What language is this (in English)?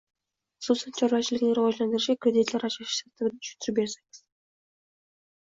Uzbek